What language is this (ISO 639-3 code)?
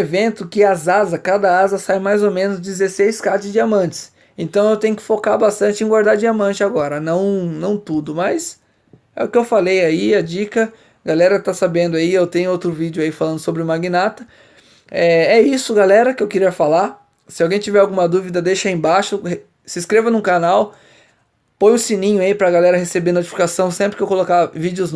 por